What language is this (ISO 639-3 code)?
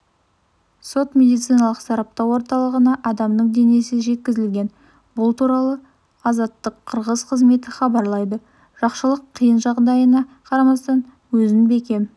kaz